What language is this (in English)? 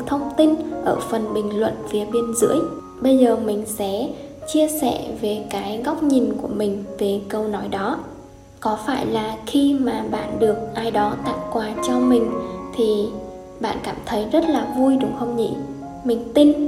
Vietnamese